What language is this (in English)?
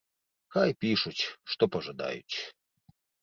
Belarusian